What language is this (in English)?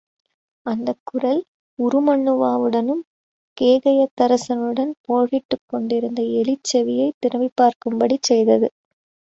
Tamil